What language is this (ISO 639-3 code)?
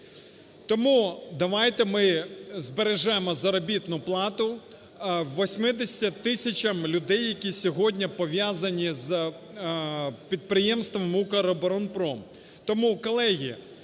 ukr